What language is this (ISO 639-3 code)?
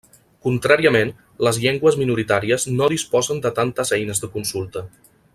cat